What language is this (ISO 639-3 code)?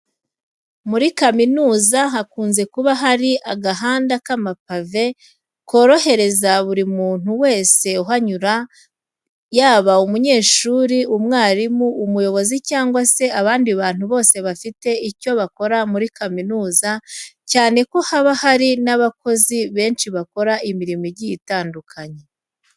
kin